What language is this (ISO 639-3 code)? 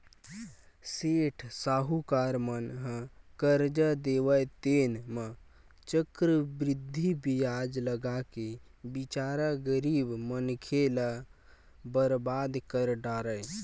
hne